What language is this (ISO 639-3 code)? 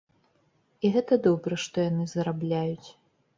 bel